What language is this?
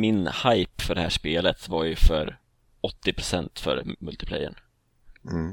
Swedish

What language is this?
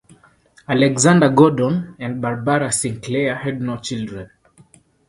English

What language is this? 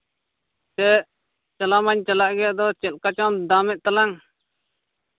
Santali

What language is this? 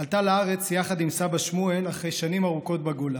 Hebrew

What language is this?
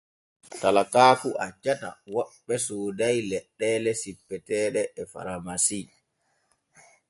Borgu Fulfulde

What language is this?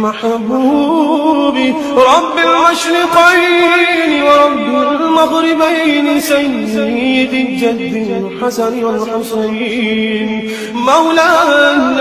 Arabic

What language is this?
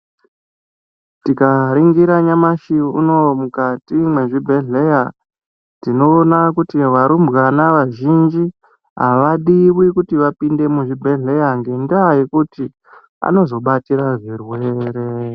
Ndau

